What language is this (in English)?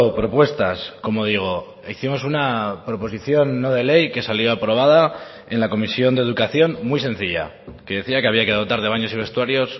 Spanish